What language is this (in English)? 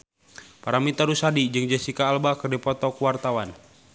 Sundanese